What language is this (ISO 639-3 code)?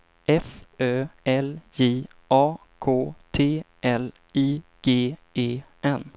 swe